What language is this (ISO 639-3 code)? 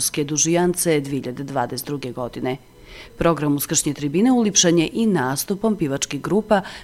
hrv